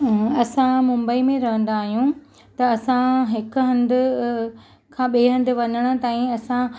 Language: Sindhi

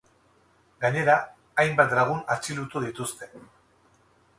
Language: Basque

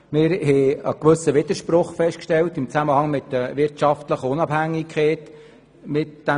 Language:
Swiss German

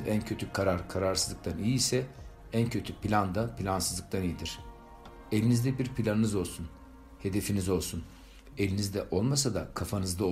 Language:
Turkish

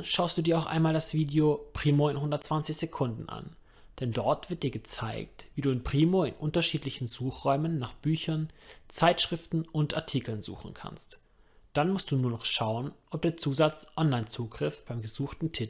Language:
German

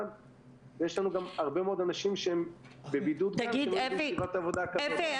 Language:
Hebrew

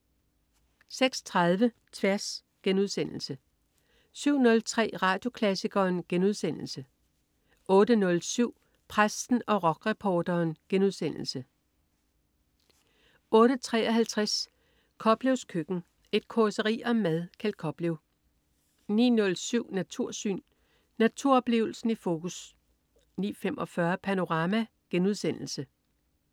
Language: Danish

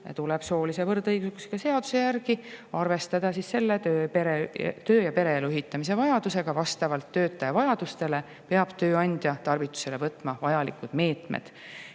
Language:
Estonian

